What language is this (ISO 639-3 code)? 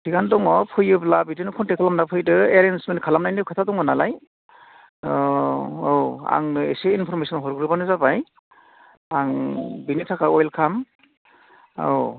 brx